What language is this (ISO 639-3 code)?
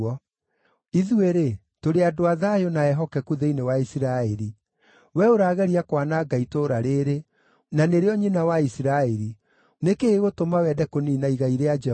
kik